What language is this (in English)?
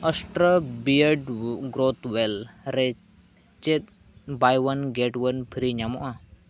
Santali